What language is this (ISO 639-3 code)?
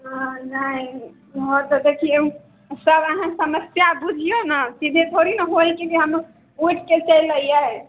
mai